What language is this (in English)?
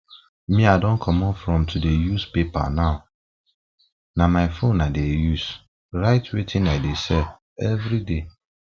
Nigerian Pidgin